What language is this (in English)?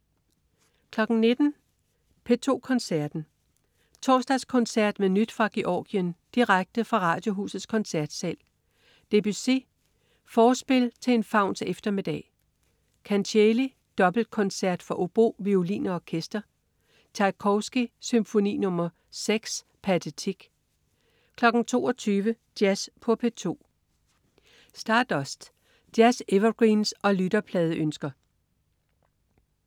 Danish